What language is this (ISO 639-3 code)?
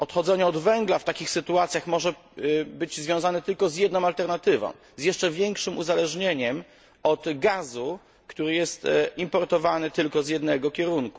pol